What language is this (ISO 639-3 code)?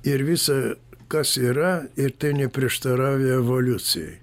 lit